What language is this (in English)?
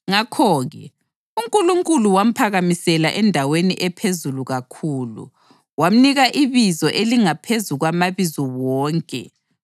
North Ndebele